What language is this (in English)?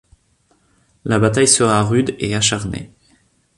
French